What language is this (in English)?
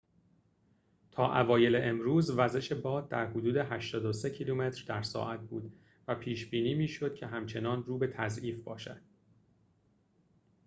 Persian